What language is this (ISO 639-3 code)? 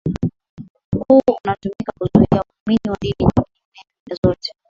swa